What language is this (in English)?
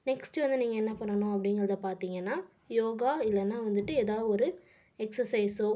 Tamil